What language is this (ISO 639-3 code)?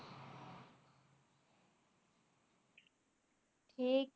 pan